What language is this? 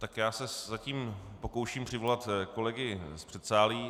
Czech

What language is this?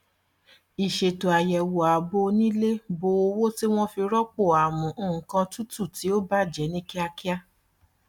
Yoruba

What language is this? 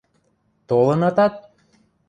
Western Mari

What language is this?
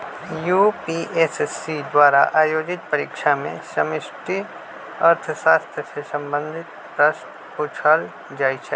Magahi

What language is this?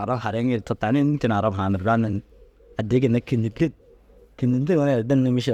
Dazaga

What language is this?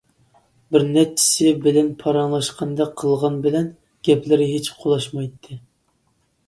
Uyghur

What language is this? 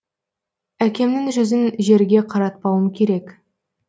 Kazakh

